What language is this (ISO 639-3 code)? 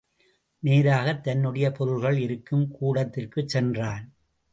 tam